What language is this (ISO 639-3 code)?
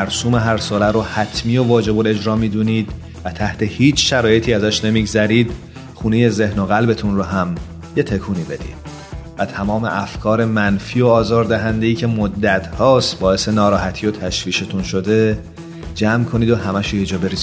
fas